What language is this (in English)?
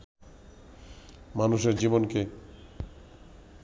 Bangla